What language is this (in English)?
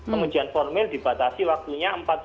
Indonesian